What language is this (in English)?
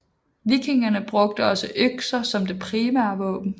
Danish